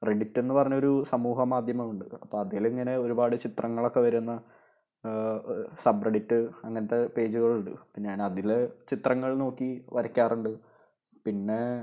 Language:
Malayalam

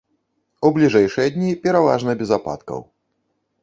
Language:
Belarusian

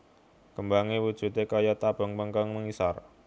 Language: Javanese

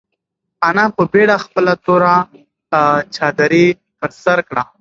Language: Pashto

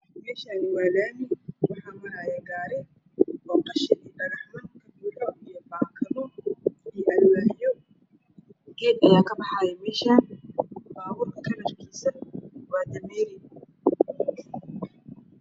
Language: Somali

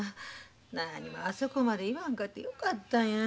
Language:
Japanese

